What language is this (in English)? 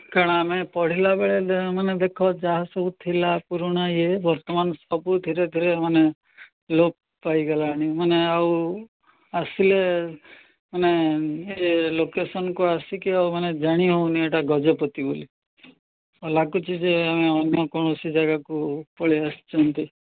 Odia